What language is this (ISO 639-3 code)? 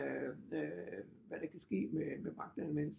dan